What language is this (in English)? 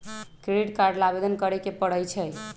Magahi